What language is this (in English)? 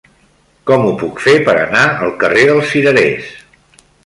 Catalan